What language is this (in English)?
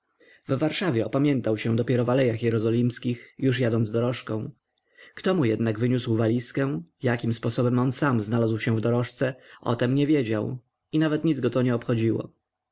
Polish